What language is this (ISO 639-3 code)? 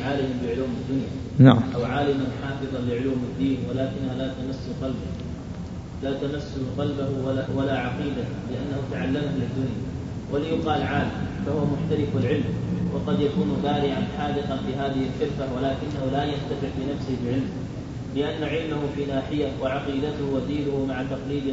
ara